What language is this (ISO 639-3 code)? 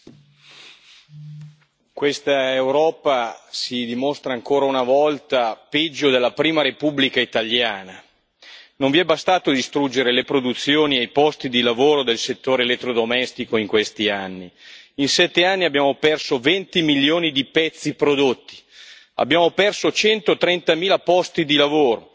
ita